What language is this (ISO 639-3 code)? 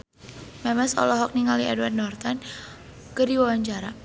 sun